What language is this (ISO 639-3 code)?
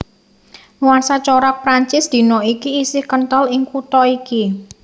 jav